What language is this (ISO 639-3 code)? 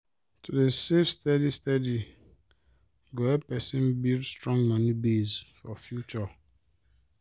pcm